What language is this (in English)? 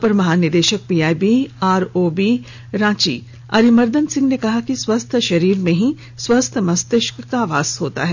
Hindi